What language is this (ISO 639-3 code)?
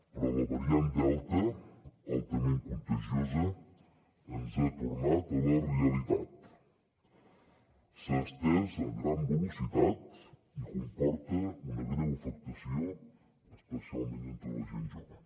cat